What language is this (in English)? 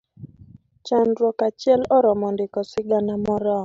Luo (Kenya and Tanzania)